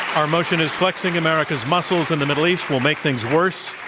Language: English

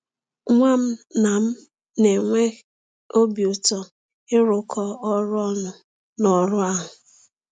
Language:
Igbo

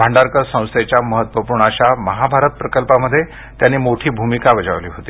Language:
Marathi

